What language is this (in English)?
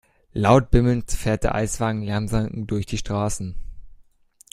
German